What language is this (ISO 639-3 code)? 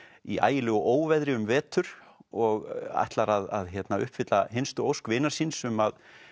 isl